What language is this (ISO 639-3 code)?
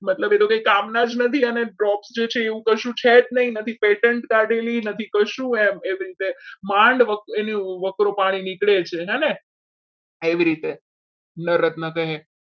guj